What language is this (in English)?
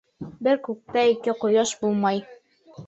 Bashkir